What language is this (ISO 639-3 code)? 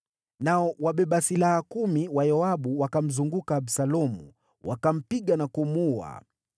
swa